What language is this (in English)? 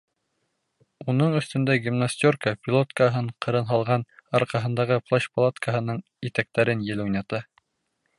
Bashkir